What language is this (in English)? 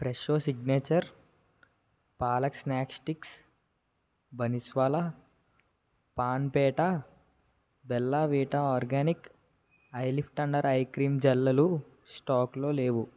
Telugu